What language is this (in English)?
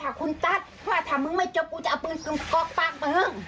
Thai